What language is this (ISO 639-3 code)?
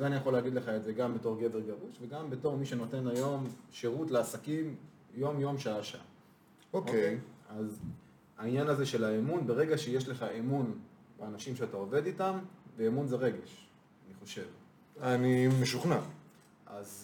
heb